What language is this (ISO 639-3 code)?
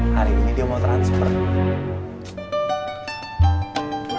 ind